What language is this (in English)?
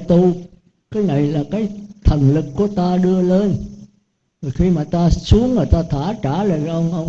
Vietnamese